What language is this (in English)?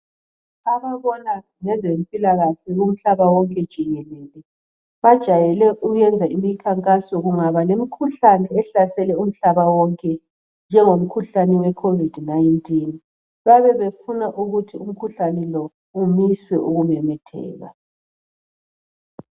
North Ndebele